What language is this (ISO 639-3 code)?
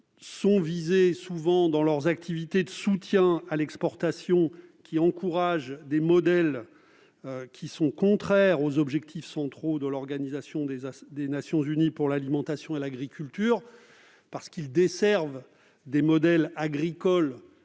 fra